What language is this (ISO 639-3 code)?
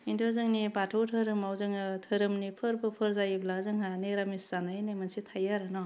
brx